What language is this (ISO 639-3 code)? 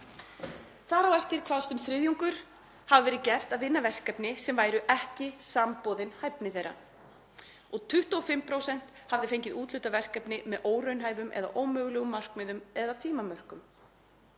isl